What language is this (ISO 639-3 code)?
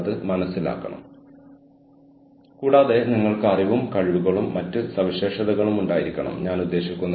mal